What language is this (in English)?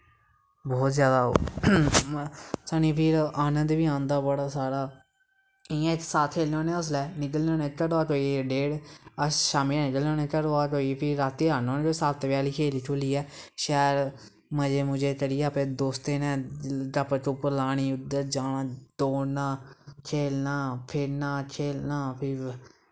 Dogri